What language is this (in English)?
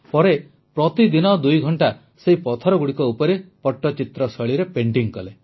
Odia